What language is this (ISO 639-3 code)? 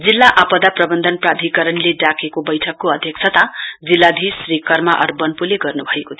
nep